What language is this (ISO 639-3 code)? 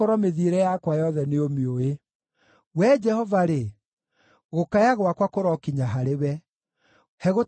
kik